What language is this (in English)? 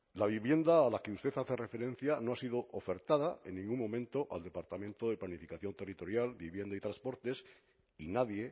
Spanish